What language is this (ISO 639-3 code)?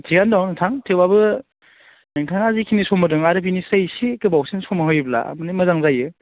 brx